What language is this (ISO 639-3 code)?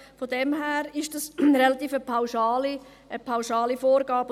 gsw